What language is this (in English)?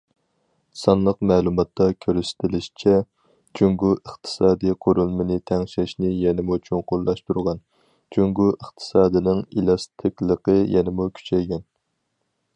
Uyghur